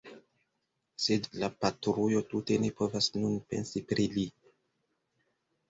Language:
Esperanto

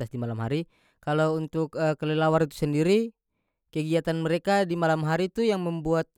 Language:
North Moluccan Malay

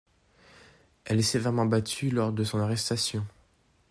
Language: French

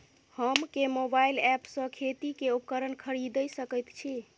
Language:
Maithili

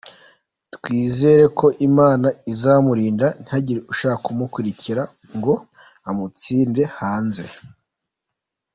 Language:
Kinyarwanda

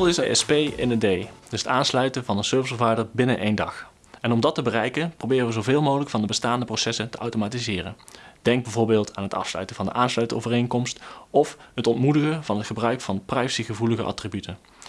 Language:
Dutch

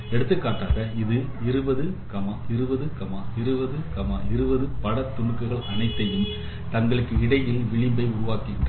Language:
Tamil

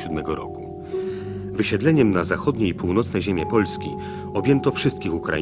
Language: Polish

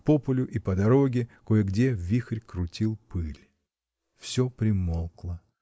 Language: Russian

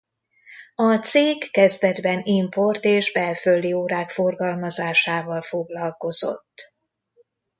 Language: Hungarian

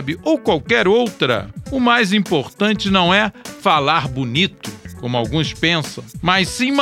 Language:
Portuguese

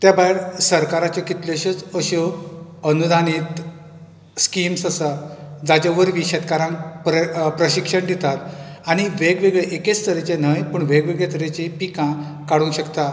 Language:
Konkani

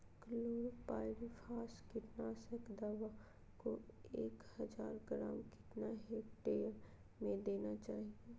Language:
Magahi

